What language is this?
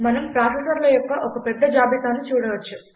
Telugu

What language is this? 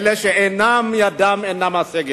Hebrew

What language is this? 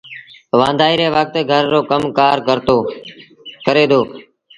Sindhi Bhil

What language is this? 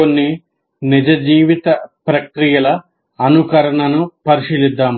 Telugu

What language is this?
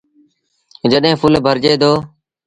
Sindhi Bhil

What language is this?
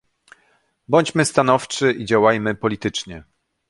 Polish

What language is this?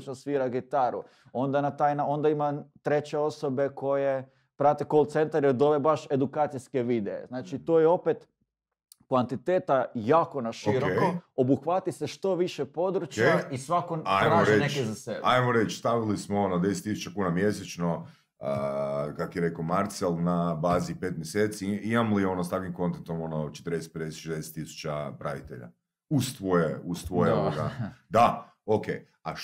Croatian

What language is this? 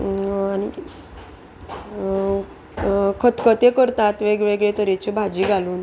Konkani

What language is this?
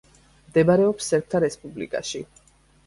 Georgian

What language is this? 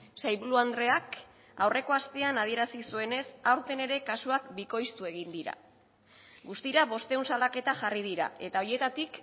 Basque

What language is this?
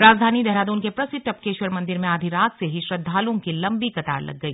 Hindi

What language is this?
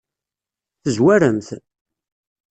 Kabyle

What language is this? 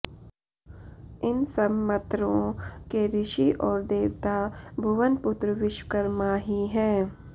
Sanskrit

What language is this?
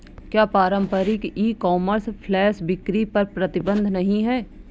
Hindi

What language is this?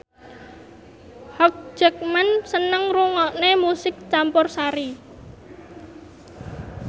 Javanese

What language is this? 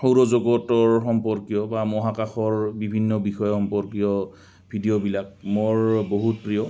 Assamese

